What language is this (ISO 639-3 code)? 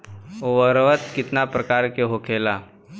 bho